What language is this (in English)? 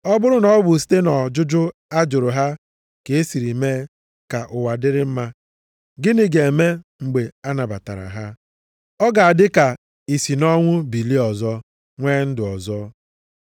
Igbo